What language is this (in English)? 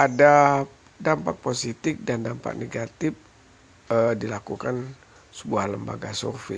Indonesian